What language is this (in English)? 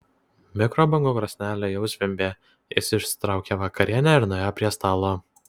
Lithuanian